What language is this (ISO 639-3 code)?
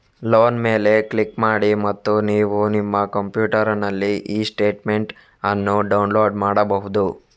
kan